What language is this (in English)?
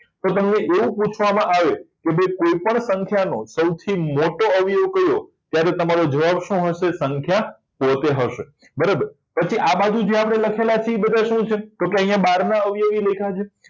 Gujarati